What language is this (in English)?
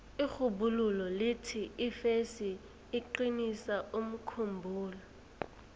South Ndebele